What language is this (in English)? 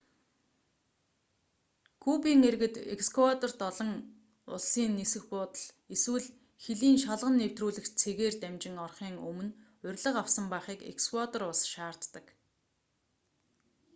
Mongolian